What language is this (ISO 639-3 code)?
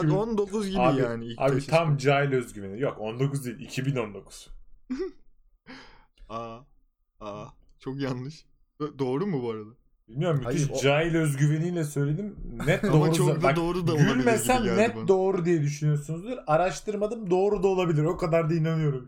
tur